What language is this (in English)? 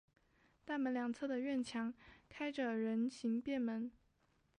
Chinese